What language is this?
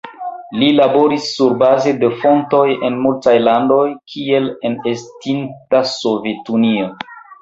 Esperanto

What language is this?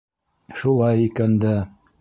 Bashkir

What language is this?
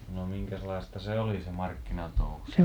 Finnish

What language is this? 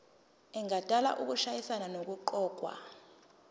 Zulu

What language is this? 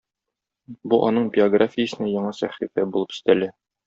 Tatar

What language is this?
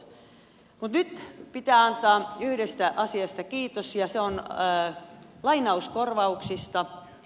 Finnish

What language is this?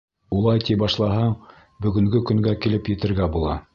Bashkir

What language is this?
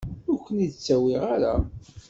Kabyle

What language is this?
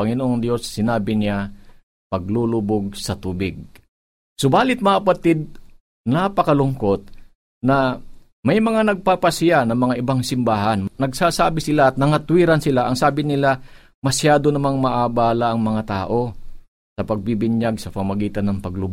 Filipino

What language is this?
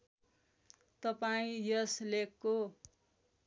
Nepali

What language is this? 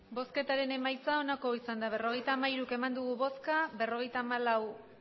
Basque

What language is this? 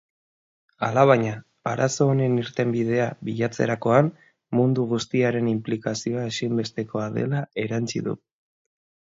Basque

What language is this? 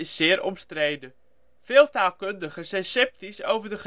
Dutch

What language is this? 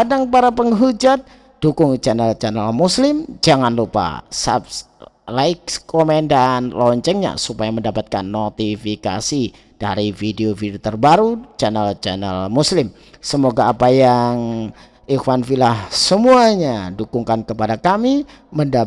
Indonesian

